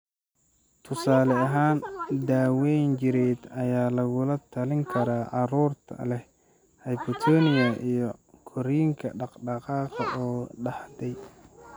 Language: Somali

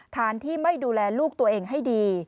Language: Thai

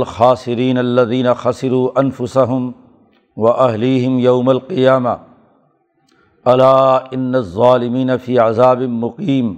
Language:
Urdu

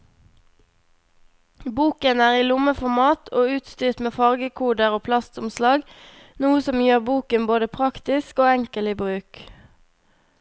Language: Norwegian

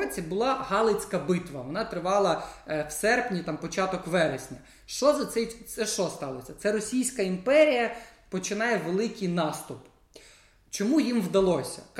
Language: Ukrainian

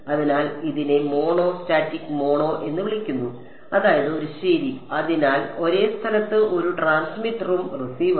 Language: Malayalam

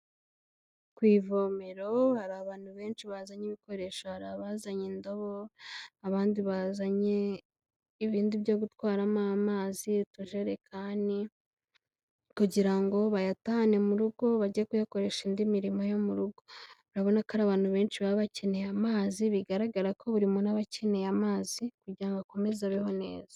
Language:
Kinyarwanda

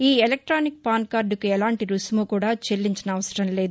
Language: Telugu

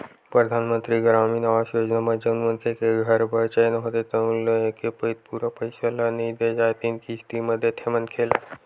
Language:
Chhattisgarhi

